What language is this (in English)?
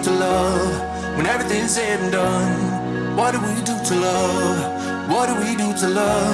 English